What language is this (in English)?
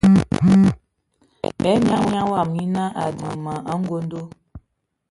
Ewondo